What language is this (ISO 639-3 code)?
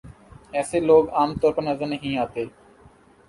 urd